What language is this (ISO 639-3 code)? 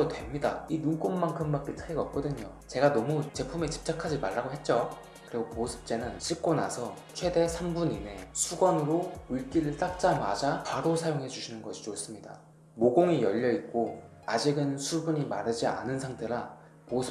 kor